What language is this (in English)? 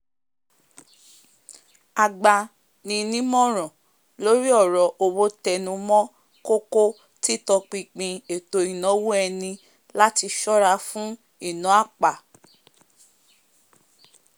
Yoruba